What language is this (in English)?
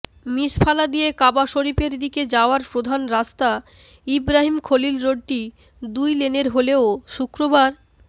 Bangla